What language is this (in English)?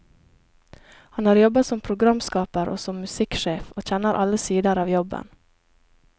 Norwegian